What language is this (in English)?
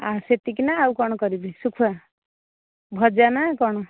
Odia